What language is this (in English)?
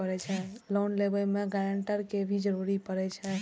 Maithili